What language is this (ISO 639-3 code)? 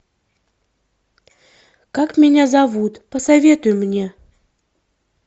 rus